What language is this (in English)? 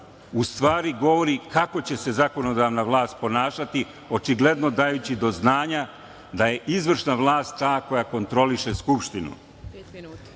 Serbian